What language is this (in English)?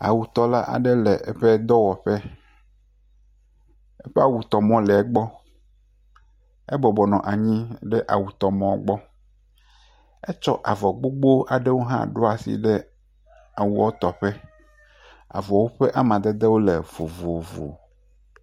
Ewe